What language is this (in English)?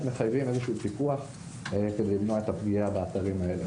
Hebrew